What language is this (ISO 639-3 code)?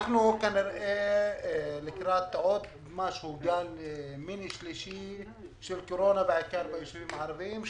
heb